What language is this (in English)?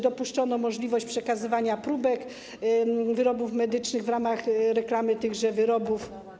Polish